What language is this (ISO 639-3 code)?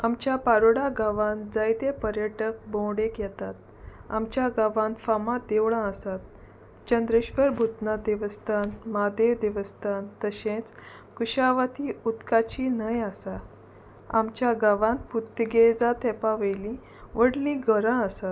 kok